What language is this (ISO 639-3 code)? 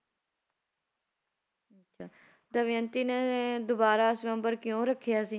pan